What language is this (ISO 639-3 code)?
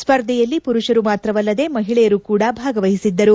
kan